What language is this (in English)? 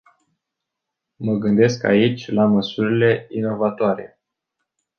Romanian